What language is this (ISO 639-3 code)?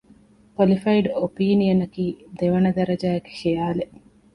div